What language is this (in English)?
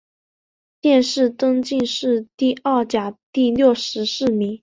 Chinese